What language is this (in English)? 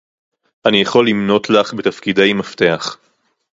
Hebrew